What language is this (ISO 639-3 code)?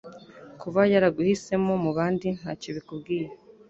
kin